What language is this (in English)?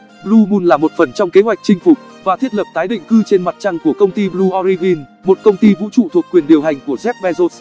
Vietnamese